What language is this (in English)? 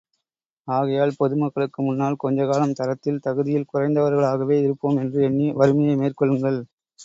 Tamil